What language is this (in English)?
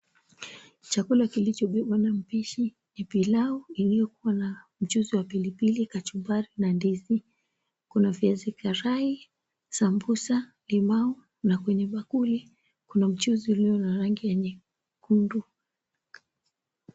Swahili